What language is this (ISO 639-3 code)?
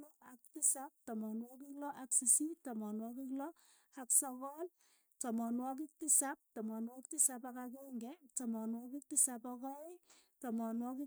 eyo